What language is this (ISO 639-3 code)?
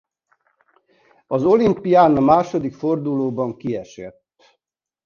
hun